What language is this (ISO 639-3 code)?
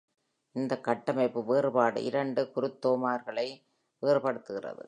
tam